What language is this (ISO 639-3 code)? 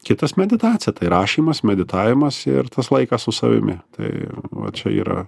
lit